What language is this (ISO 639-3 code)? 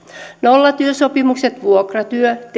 fin